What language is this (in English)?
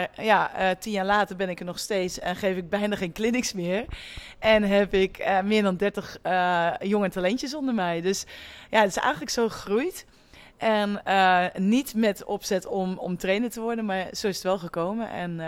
Dutch